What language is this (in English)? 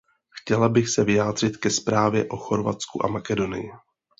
Czech